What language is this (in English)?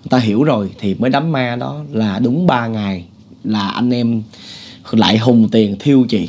Vietnamese